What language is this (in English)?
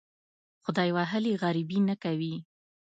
Pashto